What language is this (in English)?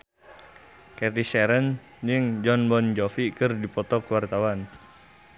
Sundanese